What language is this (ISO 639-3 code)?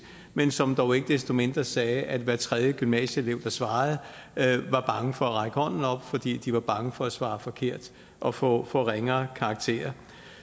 dan